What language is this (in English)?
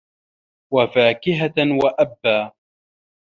Arabic